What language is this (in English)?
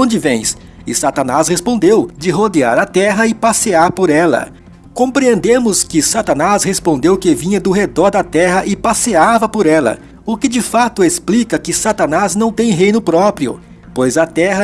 Portuguese